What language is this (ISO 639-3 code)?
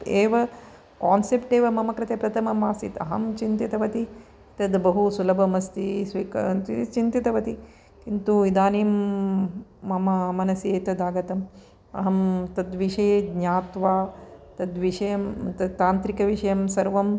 san